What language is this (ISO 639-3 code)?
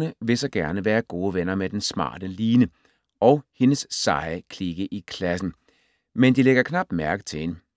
dan